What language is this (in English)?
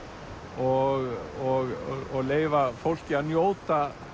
Icelandic